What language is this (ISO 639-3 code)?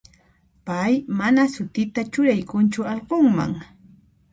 qxp